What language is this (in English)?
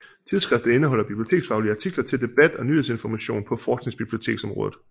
Danish